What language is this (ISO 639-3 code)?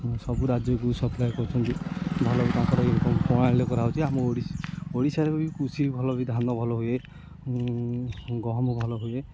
ori